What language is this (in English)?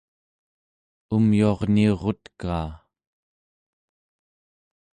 Central Yupik